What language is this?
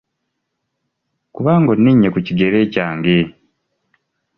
Ganda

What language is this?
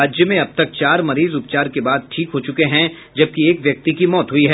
Hindi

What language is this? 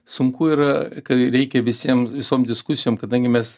Lithuanian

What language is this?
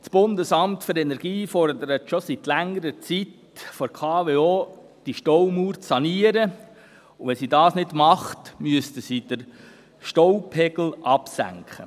Swiss German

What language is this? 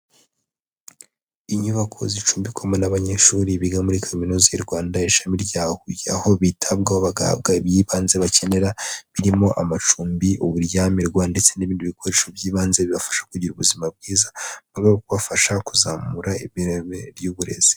Kinyarwanda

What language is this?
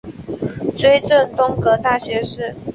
Chinese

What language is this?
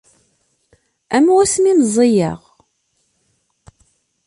Kabyle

